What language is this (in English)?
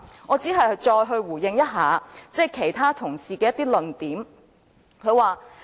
Cantonese